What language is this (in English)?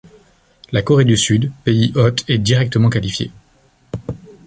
French